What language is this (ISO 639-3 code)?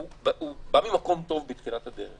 heb